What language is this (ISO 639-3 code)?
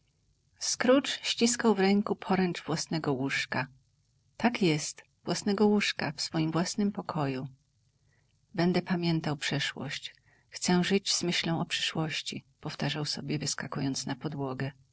pol